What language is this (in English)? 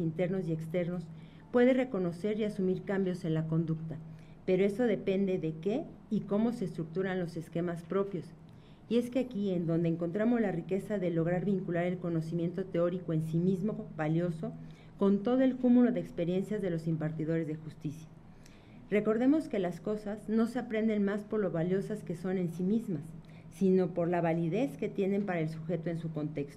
Spanish